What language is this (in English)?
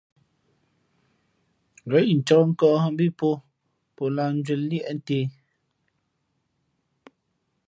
Fe'fe'